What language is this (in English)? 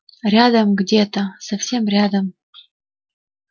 Russian